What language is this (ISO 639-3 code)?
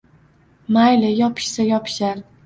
uzb